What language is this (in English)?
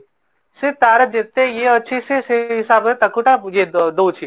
Odia